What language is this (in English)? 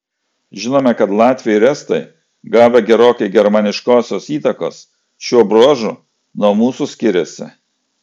Lithuanian